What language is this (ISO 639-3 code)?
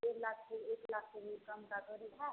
hin